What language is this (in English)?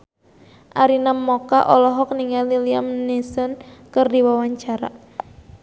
Sundanese